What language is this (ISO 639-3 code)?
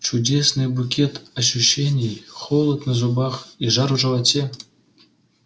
rus